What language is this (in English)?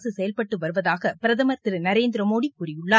Tamil